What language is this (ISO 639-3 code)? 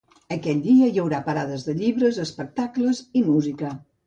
cat